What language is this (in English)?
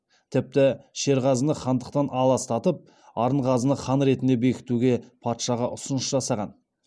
Kazakh